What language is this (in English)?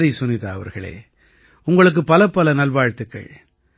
Tamil